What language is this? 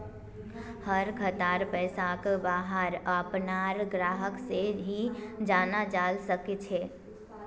Magahi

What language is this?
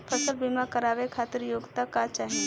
Bhojpuri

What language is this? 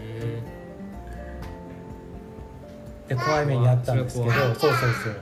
Japanese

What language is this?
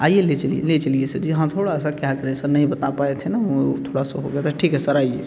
Hindi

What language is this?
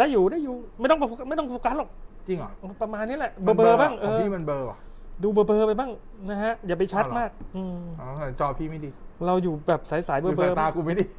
Thai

